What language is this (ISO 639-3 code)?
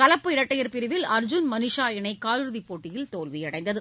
tam